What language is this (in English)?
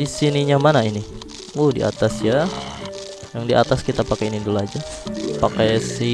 Indonesian